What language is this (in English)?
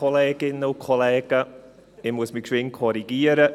Swiss German